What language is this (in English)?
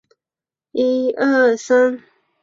Chinese